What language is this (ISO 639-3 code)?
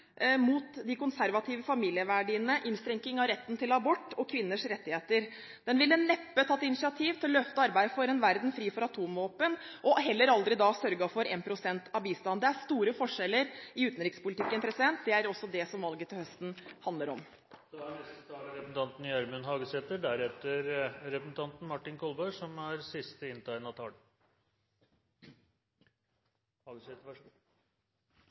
nor